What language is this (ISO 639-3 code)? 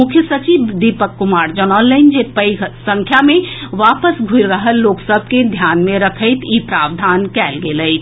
mai